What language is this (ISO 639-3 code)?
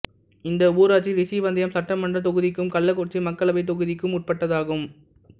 tam